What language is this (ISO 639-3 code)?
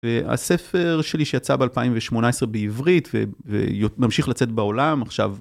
heb